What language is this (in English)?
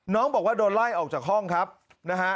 Thai